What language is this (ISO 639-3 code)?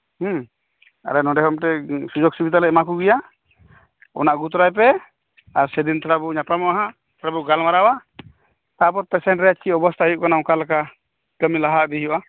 sat